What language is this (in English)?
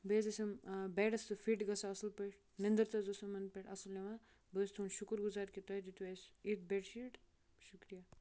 Kashmiri